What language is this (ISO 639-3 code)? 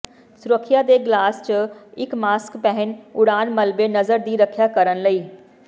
pan